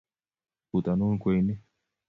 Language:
Kalenjin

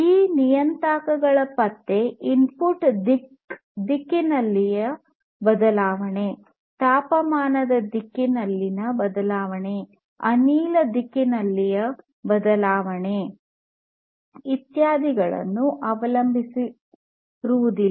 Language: Kannada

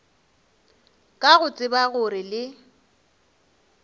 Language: Northern Sotho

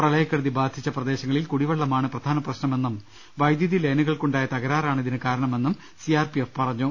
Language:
Malayalam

